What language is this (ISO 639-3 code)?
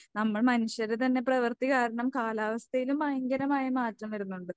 mal